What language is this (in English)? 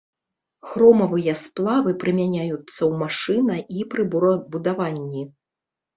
Belarusian